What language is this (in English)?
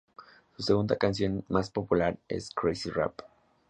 Spanish